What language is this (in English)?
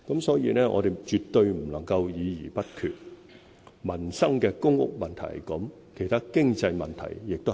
Cantonese